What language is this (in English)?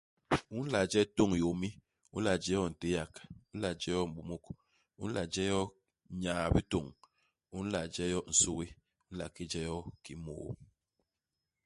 Basaa